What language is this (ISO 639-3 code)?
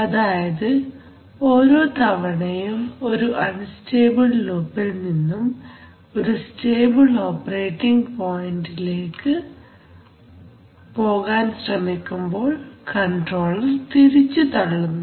mal